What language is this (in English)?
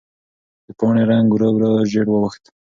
Pashto